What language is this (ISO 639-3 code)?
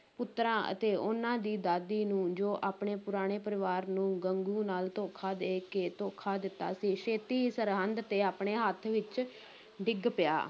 pan